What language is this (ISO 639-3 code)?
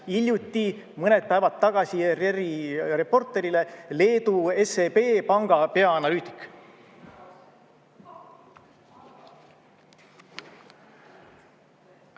est